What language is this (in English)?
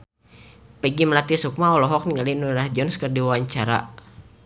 Sundanese